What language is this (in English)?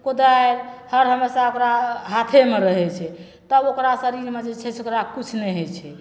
Maithili